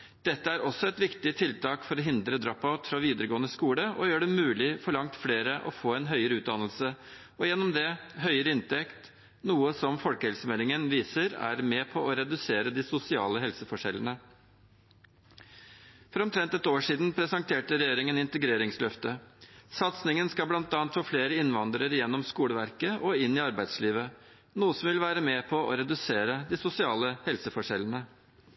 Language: Norwegian Bokmål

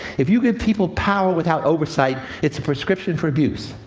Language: English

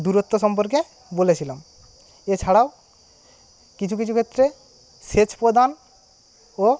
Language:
Bangla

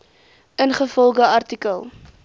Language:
Afrikaans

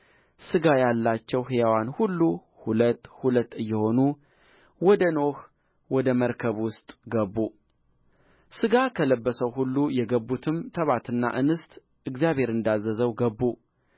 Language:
Amharic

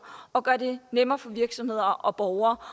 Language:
Danish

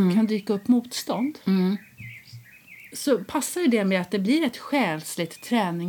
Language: Swedish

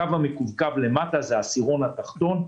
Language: Hebrew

